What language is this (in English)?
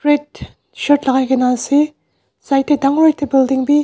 Naga Pidgin